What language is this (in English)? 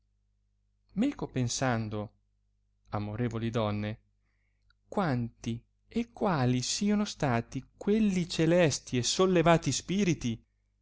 Italian